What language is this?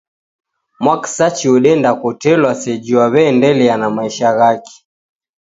Taita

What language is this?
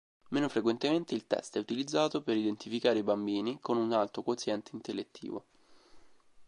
Italian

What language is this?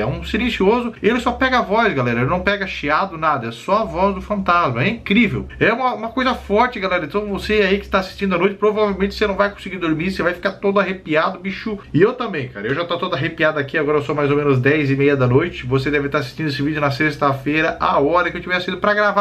Portuguese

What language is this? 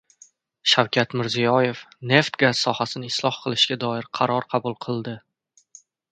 Uzbek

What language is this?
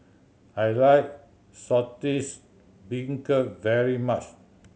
English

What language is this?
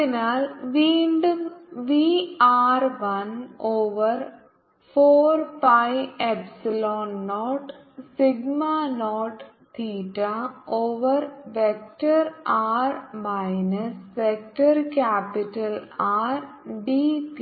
Malayalam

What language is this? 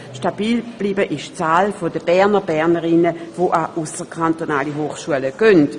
Swiss German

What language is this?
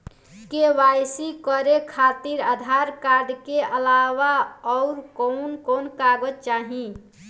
Bhojpuri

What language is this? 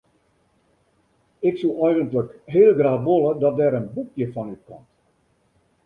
Western Frisian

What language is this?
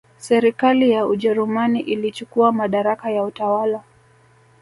Swahili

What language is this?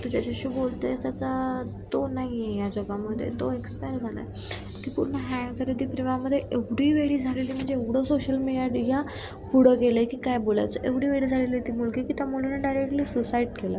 Marathi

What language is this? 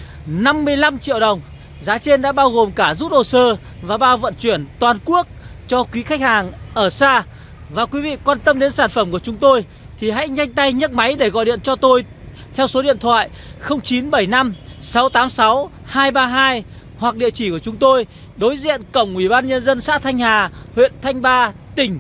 Vietnamese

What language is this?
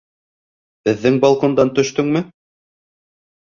Bashkir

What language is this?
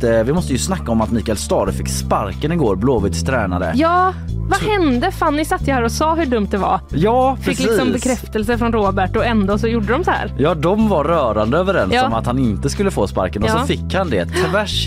Swedish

